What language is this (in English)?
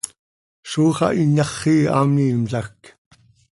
Seri